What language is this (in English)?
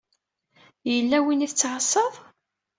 Kabyle